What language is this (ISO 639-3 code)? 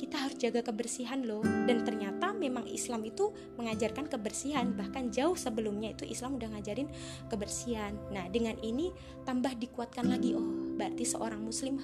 ind